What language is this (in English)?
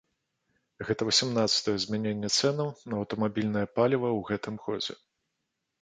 Belarusian